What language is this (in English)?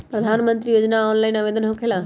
Magahi